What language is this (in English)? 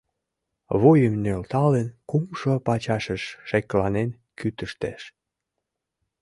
Mari